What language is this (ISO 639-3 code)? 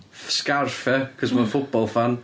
cym